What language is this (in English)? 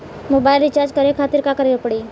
Bhojpuri